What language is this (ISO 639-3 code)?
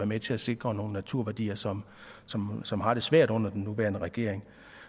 dan